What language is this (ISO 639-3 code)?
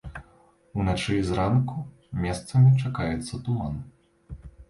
bel